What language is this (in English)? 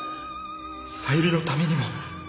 Japanese